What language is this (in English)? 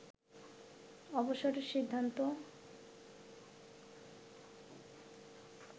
Bangla